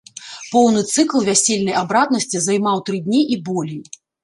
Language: Belarusian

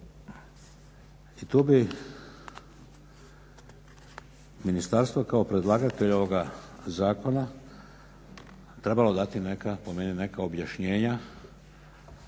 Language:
Croatian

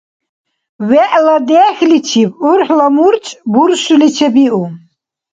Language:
Dargwa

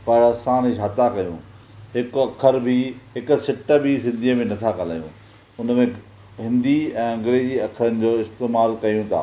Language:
Sindhi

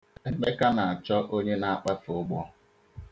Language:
Igbo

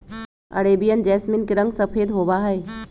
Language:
Magahi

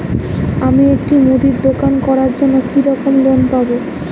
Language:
Bangla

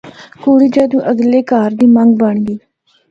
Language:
Northern Hindko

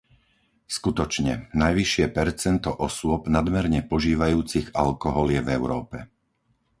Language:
Slovak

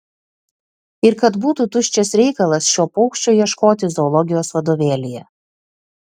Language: Lithuanian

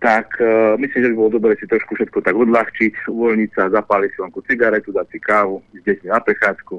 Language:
Slovak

